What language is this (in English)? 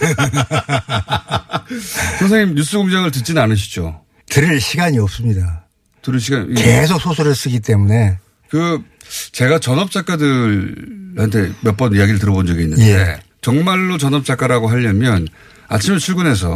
Korean